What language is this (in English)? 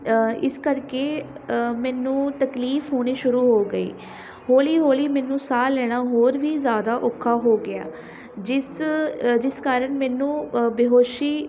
Punjabi